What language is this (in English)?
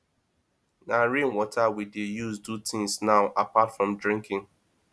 Nigerian Pidgin